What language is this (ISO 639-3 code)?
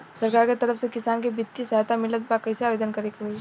bho